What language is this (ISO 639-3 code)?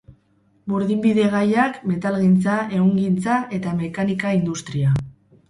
eus